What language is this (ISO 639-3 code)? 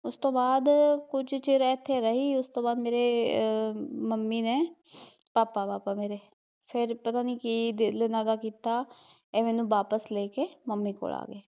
pan